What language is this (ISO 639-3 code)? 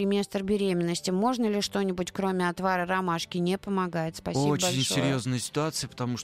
rus